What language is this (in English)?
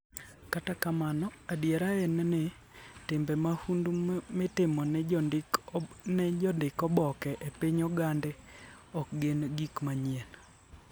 Luo (Kenya and Tanzania)